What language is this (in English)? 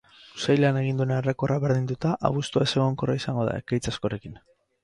Basque